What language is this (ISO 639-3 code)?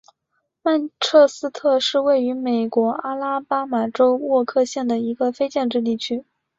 zho